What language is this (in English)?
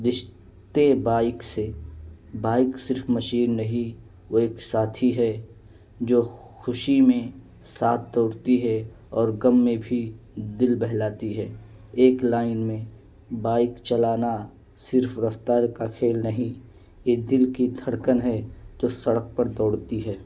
Urdu